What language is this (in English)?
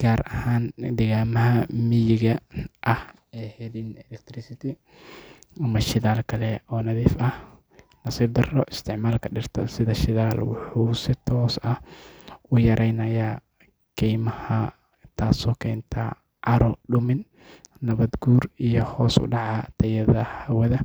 Somali